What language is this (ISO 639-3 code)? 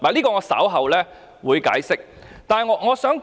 yue